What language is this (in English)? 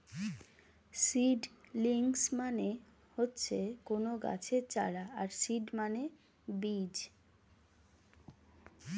Bangla